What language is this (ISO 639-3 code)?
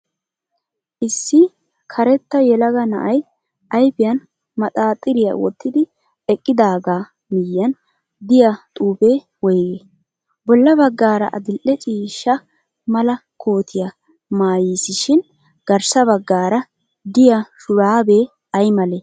wal